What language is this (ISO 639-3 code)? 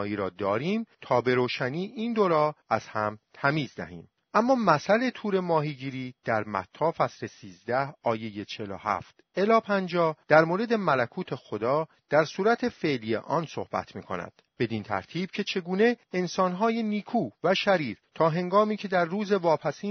fas